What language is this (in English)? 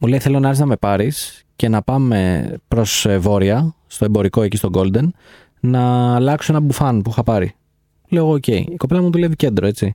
Greek